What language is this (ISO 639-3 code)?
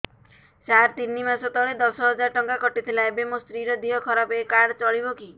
ori